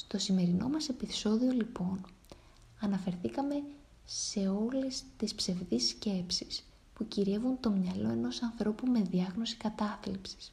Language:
Greek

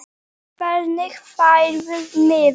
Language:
Icelandic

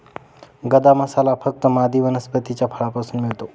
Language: Marathi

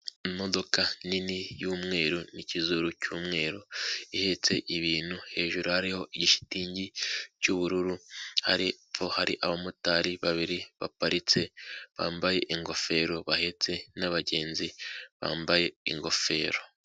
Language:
Kinyarwanda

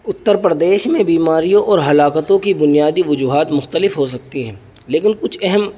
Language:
Urdu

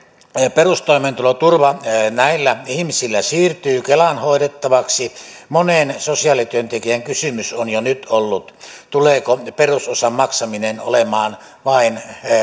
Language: Finnish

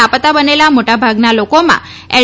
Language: Gujarati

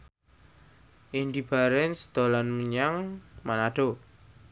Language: Javanese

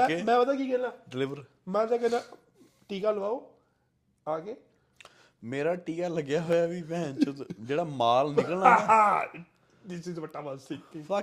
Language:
Punjabi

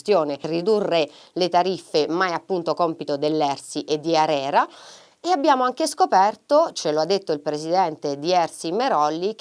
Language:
Italian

